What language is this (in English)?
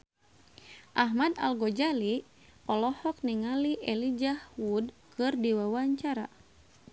Sundanese